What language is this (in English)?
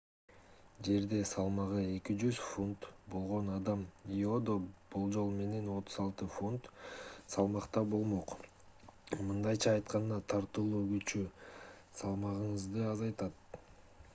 Kyrgyz